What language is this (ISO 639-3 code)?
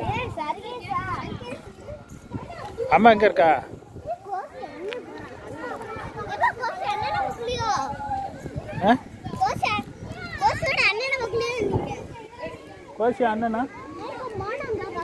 ara